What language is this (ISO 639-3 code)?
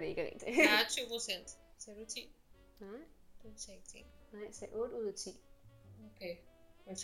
dan